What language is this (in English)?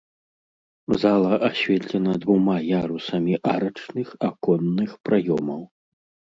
Belarusian